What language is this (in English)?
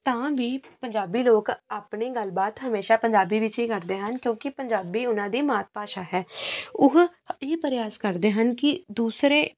Punjabi